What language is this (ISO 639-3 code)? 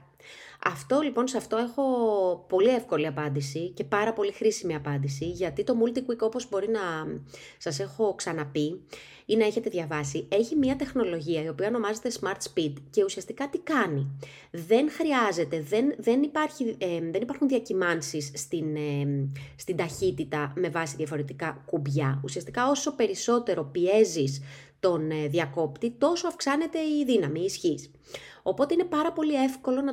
ell